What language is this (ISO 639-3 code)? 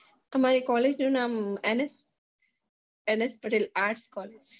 guj